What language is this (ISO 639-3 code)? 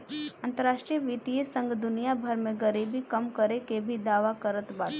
bho